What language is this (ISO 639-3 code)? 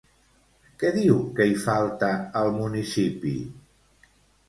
cat